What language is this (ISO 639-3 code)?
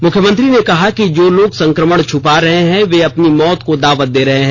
hin